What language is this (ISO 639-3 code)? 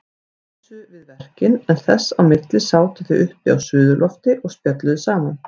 isl